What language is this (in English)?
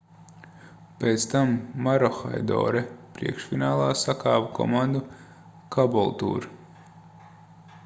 Latvian